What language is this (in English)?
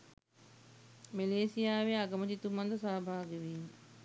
Sinhala